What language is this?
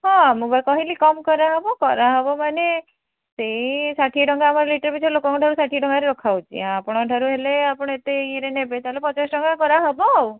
Odia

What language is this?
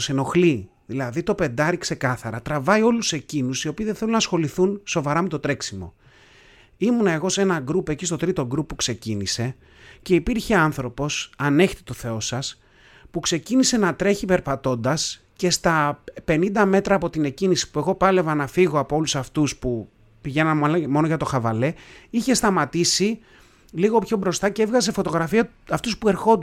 Greek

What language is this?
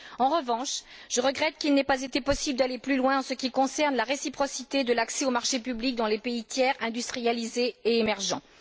French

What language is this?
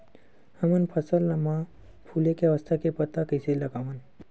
Chhattisgarhi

